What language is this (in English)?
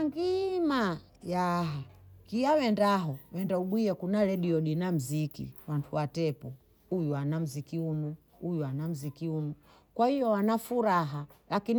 Bondei